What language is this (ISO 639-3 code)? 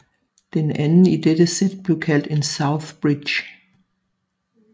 dan